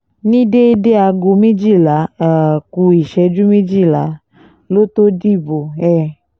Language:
Yoruba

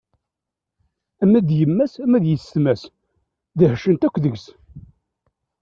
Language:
Kabyle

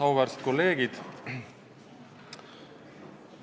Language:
Estonian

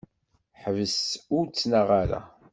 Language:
Kabyle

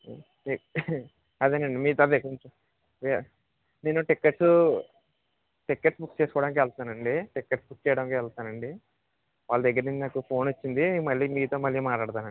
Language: Telugu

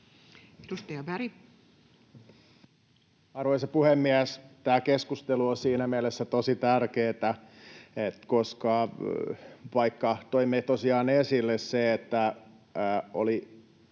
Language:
Finnish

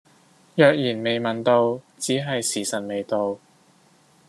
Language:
Cantonese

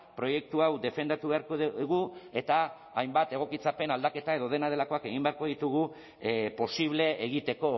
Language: Basque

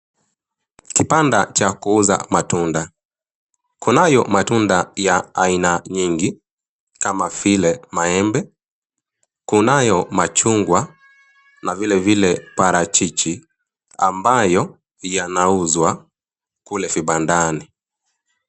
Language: Swahili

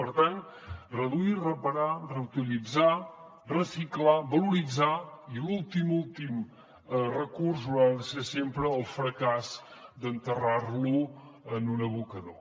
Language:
Catalan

